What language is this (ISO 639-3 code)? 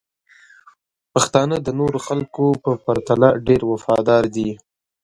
pus